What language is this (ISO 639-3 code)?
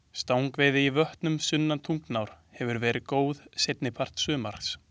isl